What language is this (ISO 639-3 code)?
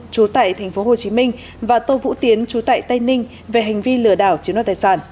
vie